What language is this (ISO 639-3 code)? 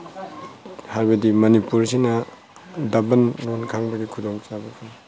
mni